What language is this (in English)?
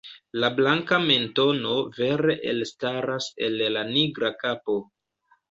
Esperanto